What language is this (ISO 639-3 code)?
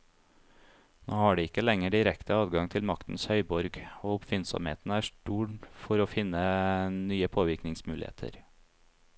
nor